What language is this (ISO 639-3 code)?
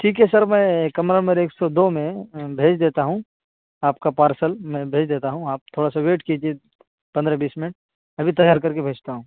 urd